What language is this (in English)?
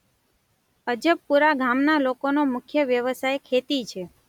Gujarati